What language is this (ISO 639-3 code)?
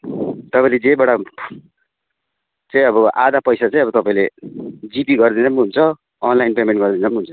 nep